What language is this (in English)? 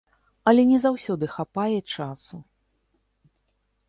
Belarusian